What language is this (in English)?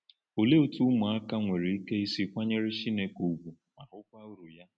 Igbo